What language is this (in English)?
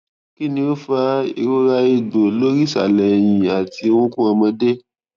Yoruba